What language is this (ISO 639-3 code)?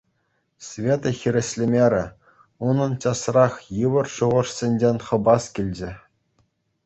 chv